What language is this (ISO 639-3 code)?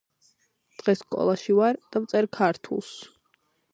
kat